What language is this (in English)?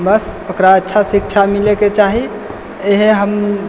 Maithili